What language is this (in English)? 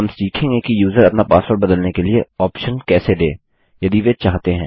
Hindi